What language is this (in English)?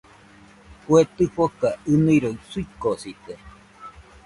Nüpode Huitoto